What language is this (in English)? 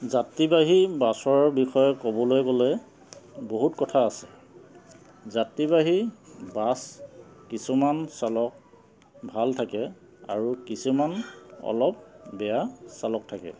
Assamese